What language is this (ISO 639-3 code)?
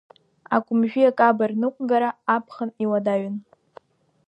abk